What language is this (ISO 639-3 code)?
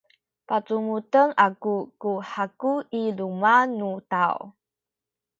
szy